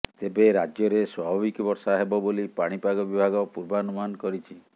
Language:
Odia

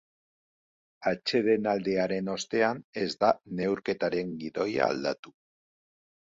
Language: Basque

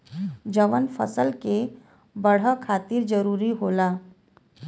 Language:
Bhojpuri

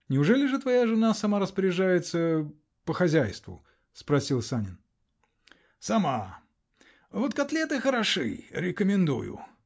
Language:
Russian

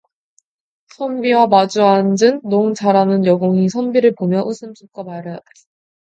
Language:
Korean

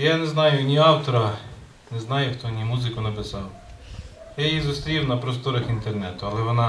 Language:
Ukrainian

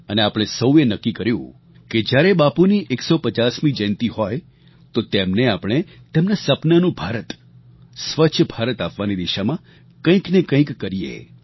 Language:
Gujarati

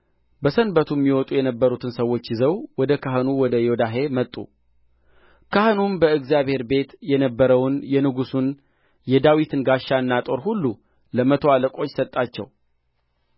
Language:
Amharic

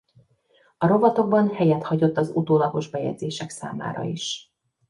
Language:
Hungarian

